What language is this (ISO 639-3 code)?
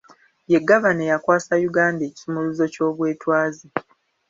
lug